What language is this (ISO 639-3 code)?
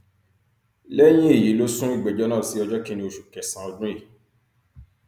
yor